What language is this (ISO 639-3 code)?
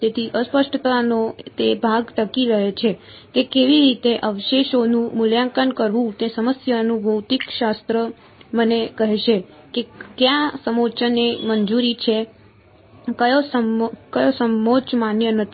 guj